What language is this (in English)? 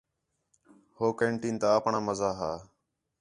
Khetrani